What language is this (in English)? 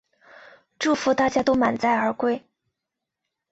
Chinese